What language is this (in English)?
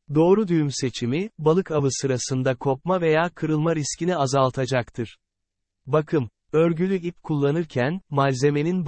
Turkish